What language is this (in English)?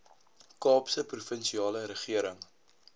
Afrikaans